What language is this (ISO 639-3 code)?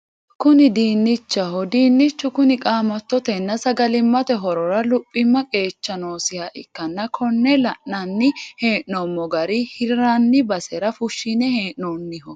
sid